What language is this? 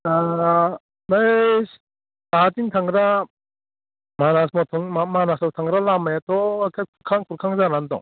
Bodo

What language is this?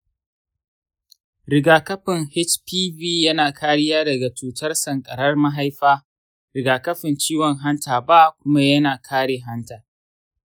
Hausa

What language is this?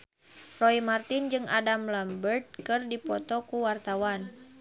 Sundanese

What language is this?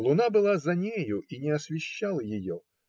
Russian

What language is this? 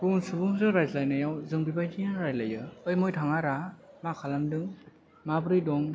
Bodo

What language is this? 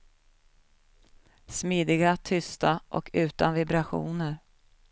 Swedish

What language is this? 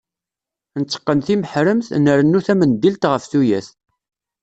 Kabyle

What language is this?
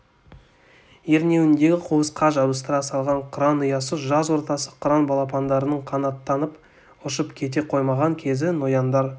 Kazakh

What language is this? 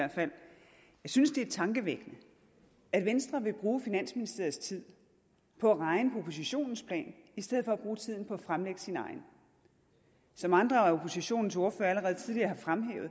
Danish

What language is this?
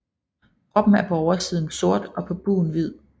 Danish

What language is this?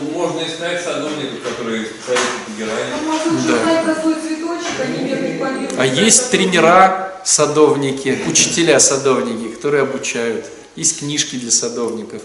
Russian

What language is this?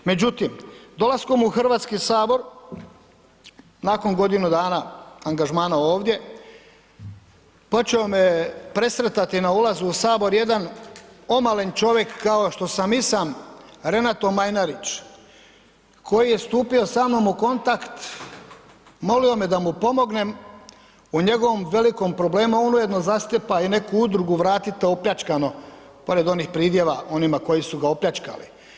Croatian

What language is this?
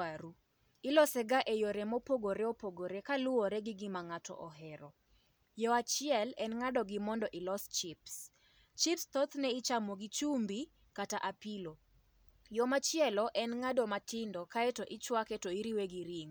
Luo (Kenya and Tanzania)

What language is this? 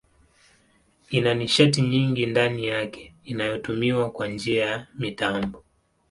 Swahili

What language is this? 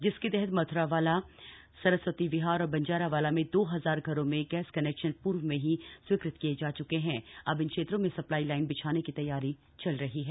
Hindi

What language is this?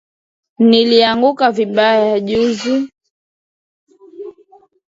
Swahili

